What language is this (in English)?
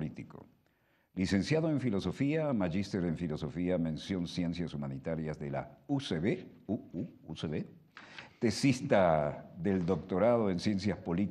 Spanish